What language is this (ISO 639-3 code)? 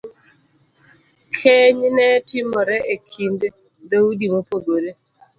luo